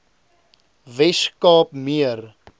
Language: Afrikaans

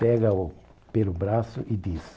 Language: Portuguese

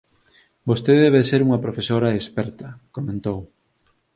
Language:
Galician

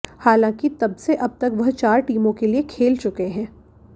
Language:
Hindi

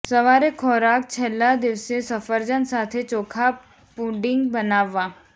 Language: Gujarati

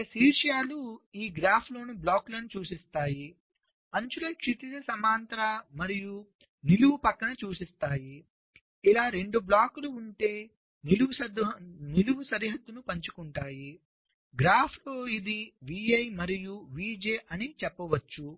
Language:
Telugu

